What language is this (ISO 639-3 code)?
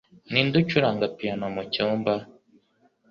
kin